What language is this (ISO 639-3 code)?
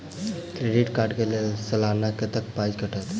mai